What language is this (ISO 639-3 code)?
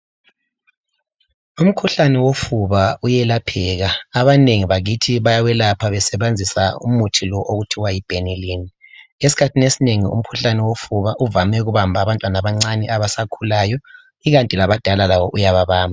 nde